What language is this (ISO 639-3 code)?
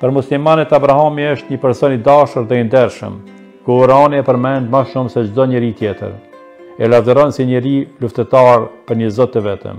ron